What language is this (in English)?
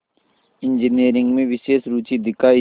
Hindi